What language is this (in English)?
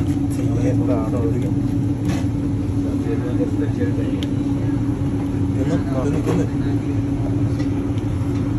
Turkish